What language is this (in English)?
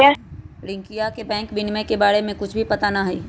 Magahi